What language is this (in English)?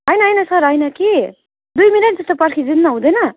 Nepali